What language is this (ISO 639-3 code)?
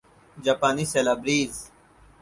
urd